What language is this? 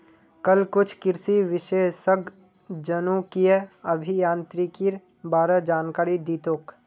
Magahi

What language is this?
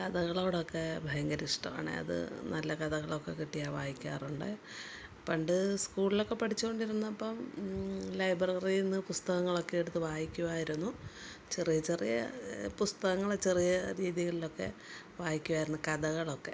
Malayalam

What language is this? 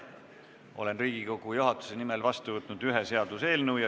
Estonian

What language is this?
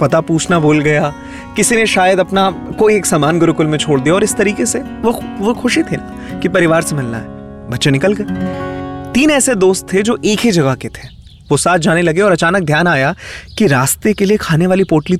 Hindi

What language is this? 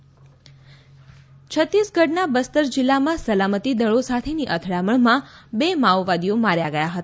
Gujarati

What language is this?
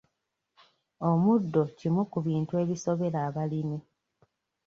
Ganda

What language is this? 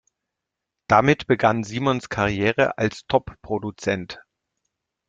German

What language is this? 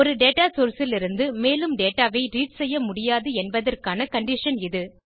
Tamil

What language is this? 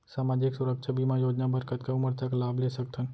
Chhattisgarhi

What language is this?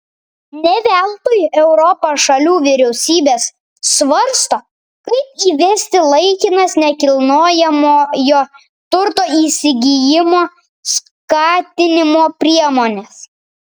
Lithuanian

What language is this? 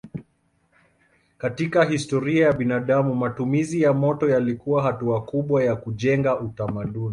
Swahili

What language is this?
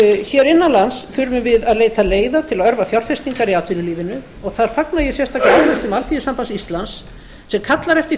Icelandic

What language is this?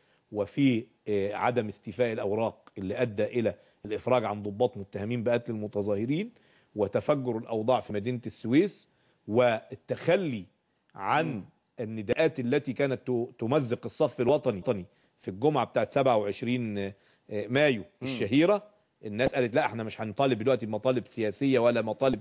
Arabic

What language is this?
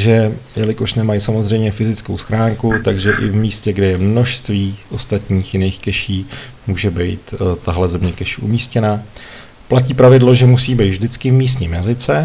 Czech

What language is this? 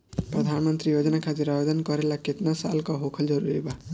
Bhojpuri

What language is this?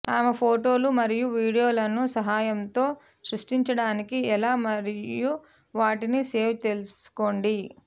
Telugu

